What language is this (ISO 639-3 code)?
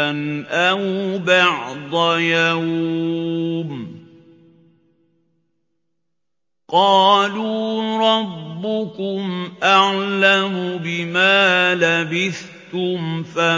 ara